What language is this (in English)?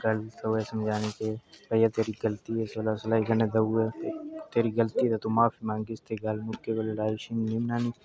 Dogri